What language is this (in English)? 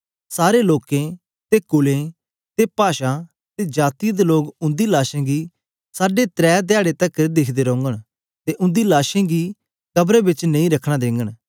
Dogri